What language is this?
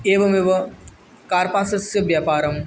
Sanskrit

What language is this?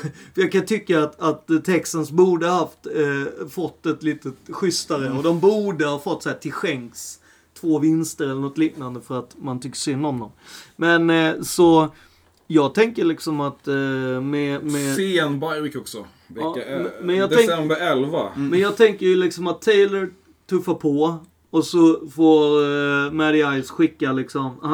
Swedish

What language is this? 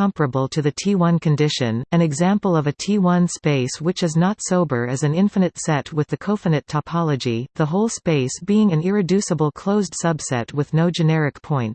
English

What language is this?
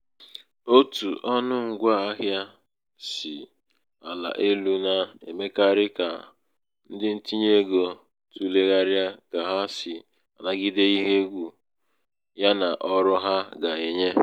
Igbo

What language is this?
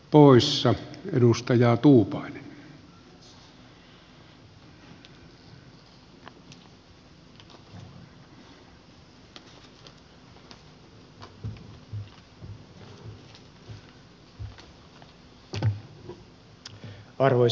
Finnish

